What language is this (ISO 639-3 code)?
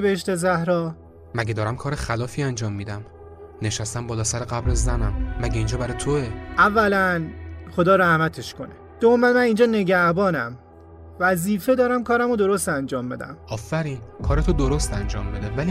fas